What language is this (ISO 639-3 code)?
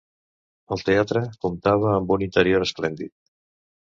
cat